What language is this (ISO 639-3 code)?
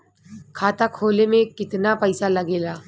bho